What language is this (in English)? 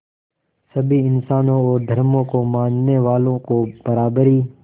Hindi